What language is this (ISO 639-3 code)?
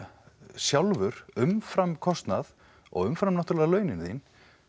isl